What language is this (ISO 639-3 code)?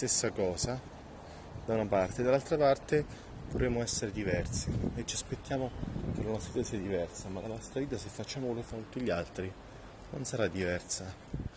ita